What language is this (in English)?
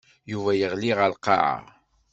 Kabyle